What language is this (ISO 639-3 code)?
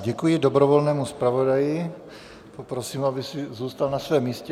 ces